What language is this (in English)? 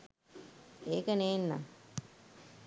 Sinhala